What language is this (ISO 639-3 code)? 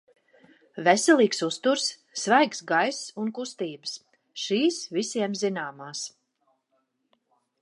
lav